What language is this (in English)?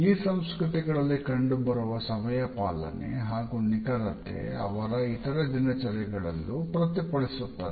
Kannada